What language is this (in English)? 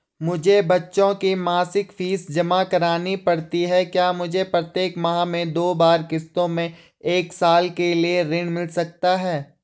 Hindi